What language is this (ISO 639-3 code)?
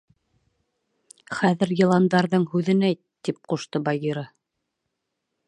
bak